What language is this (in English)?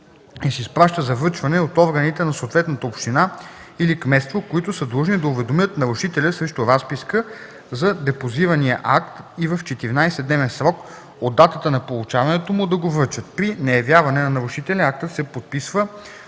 Bulgarian